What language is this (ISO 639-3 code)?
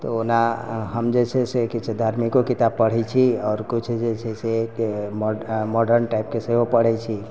mai